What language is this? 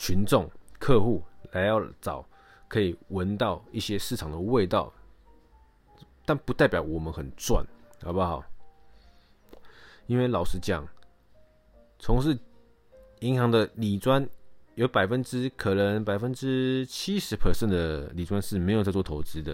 Chinese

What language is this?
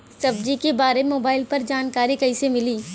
Bhojpuri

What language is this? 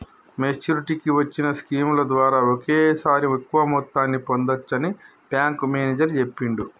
Telugu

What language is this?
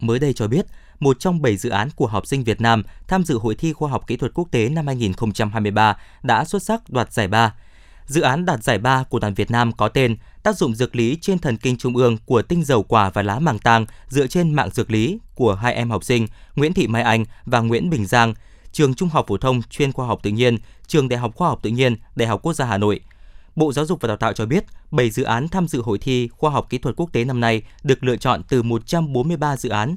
Vietnamese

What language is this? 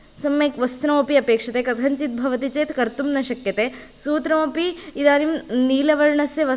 Sanskrit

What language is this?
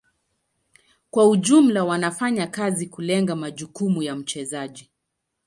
Swahili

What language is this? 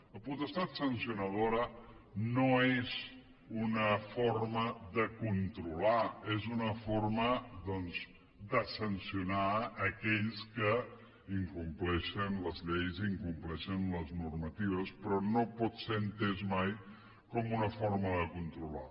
Catalan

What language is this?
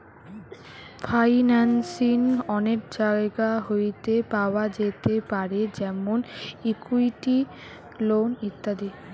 Bangla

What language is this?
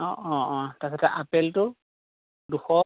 Assamese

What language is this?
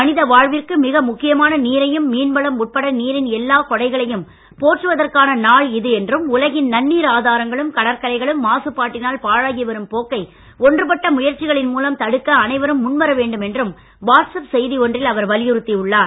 Tamil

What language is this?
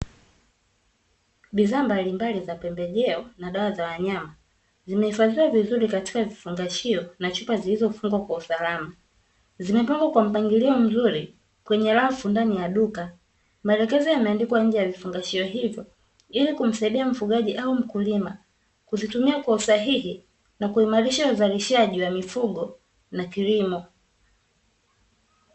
Swahili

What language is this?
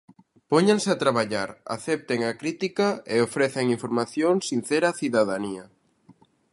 Galician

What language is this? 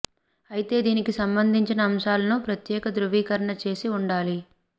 Telugu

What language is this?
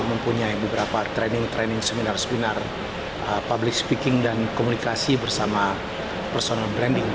Indonesian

